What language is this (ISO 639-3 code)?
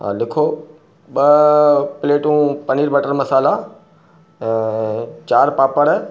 snd